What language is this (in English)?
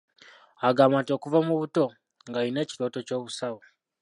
Ganda